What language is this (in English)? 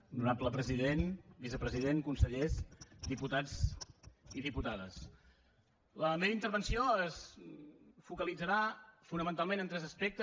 Catalan